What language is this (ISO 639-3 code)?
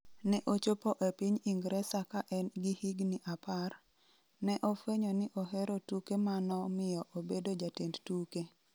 luo